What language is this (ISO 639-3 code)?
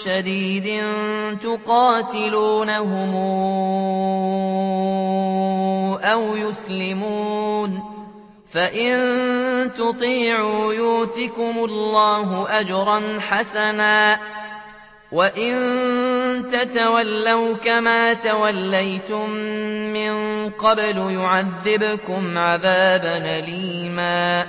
ara